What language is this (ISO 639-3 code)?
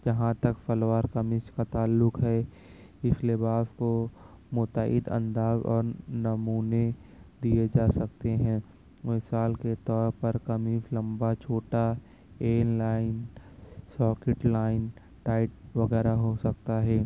urd